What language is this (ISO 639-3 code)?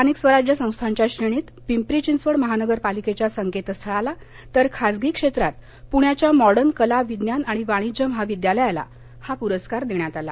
mar